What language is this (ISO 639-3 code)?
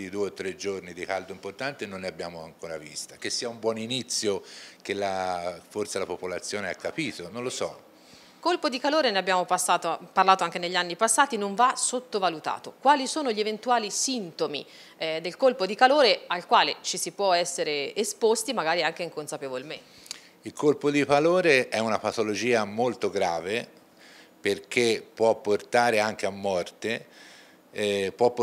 ita